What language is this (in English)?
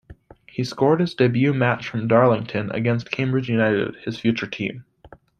English